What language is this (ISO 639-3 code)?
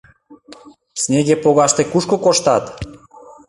chm